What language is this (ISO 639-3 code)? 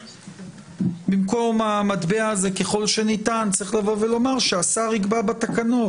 heb